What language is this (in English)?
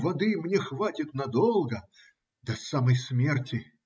Russian